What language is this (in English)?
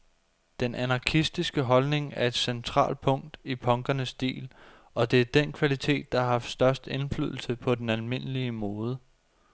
Danish